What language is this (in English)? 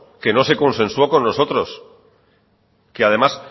Spanish